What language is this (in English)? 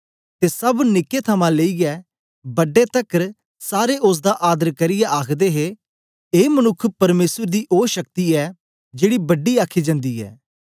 Dogri